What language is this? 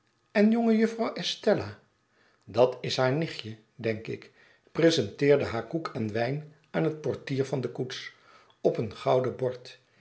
Dutch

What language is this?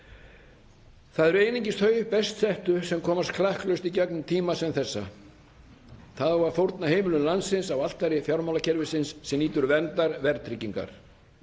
Icelandic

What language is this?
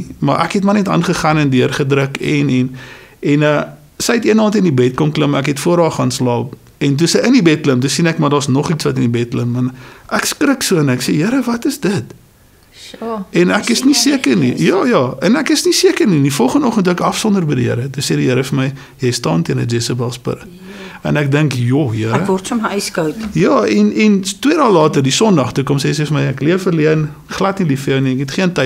Dutch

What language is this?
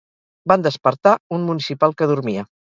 Catalan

